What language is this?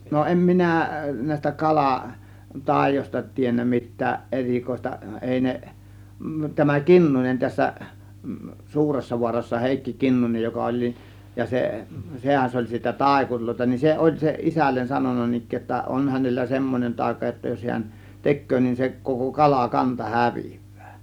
Finnish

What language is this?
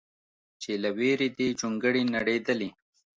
Pashto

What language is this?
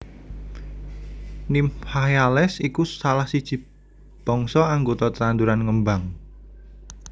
Javanese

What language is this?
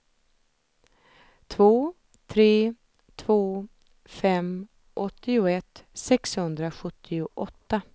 Swedish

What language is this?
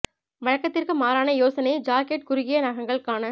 Tamil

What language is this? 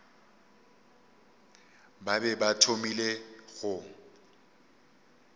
Northern Sotho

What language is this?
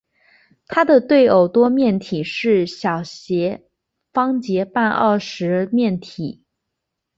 Chinese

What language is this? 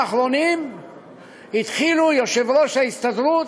Hebrew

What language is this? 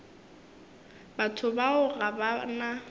Northern Sotho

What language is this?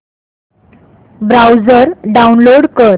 Marathi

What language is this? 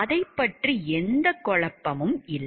Tamil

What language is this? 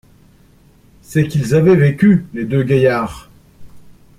French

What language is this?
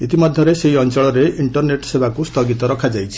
Odia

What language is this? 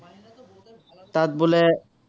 Assamese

